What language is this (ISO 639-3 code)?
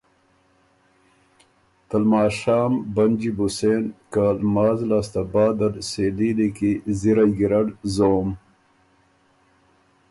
oru